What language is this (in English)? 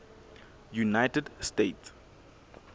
Southern Sotho